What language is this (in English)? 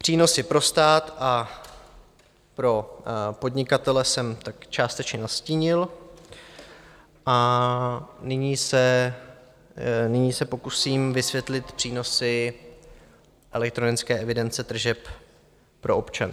Czech